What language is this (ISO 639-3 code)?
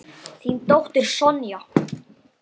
isl